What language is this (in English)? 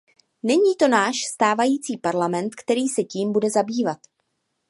Czech